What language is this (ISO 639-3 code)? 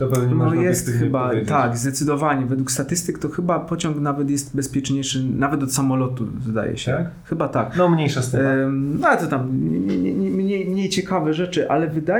pol